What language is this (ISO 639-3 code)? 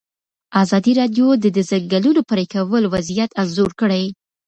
pus